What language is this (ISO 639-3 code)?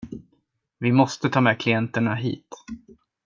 swe